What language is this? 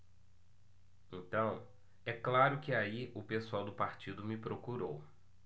Portuguese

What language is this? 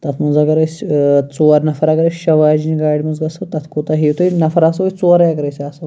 Kashmiri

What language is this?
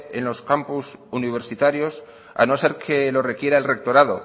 Spanish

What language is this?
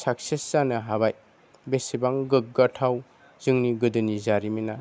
Bodo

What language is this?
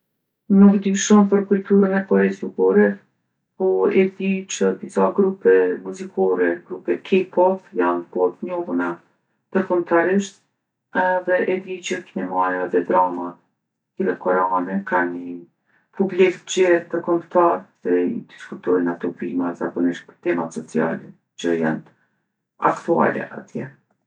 Gheg Albanian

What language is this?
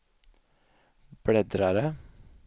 Swedish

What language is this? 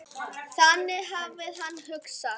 Icelandic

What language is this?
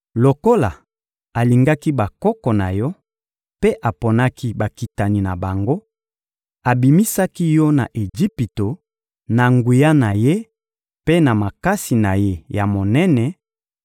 Lingala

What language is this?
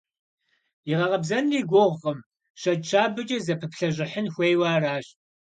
Kabardian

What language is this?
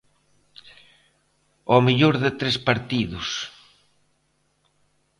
Galician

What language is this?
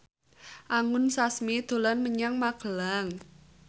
Javanese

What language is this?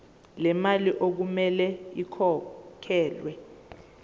Zulu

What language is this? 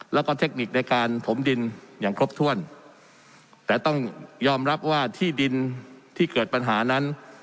Thai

